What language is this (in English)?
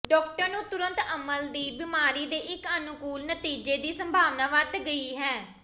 Punjabi